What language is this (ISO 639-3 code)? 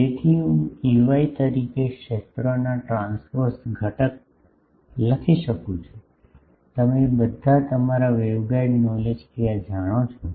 guj